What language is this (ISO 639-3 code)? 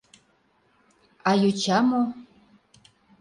chm